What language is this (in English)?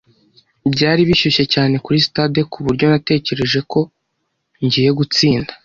Kinyarwanda